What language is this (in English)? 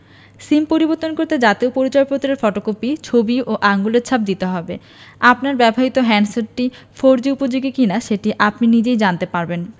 Bangla